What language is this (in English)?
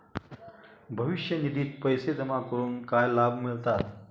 Marathi